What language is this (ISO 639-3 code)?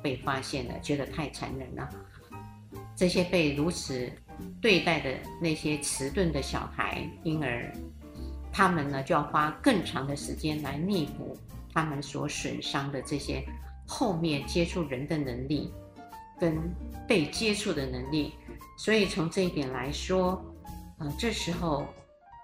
zho